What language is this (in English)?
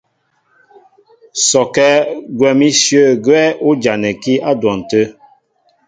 Mbo (Cameroon)